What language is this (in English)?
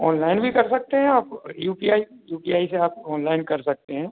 Hindi